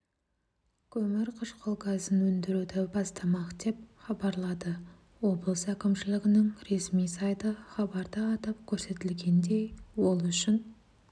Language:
Kazakh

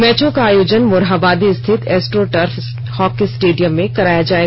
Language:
Hindi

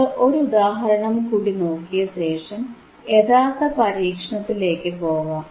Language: Malayalam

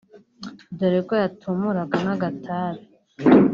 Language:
Kinyarwanda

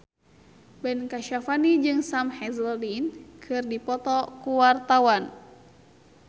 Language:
Sundanese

